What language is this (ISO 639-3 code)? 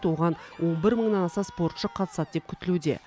kaz